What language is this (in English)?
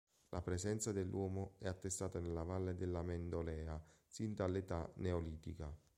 Italian